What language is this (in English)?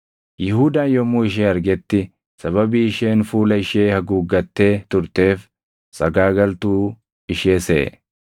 Oromo